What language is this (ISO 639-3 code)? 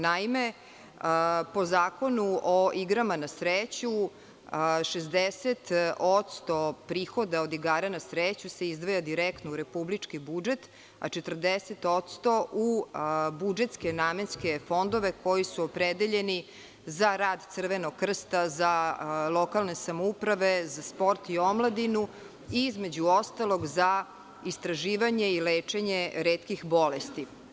srp